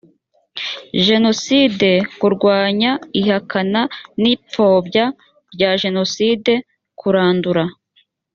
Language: Kinyarwanda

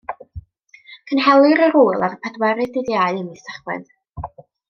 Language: Welsh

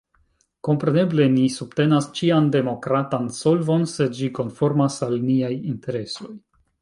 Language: Esperanto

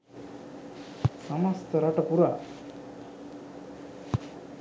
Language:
Sinhala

